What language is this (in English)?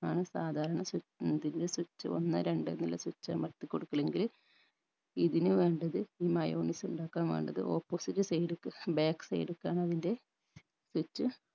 Malayalam